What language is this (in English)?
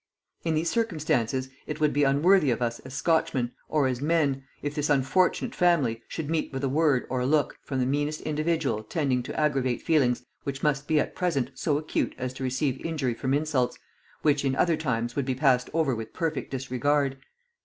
English